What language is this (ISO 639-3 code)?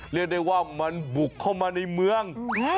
tha